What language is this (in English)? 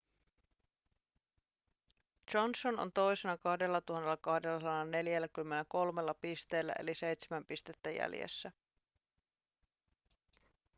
Finnish